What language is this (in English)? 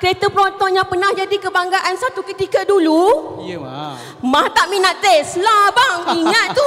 Malay